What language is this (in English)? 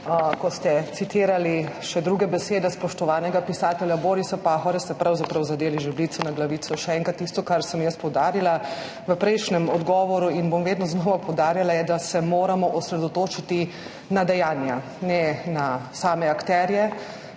Slovenian